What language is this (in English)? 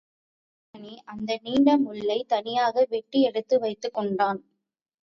Tamil